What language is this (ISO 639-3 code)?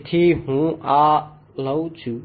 guj